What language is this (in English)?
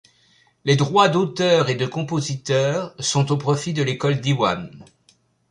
French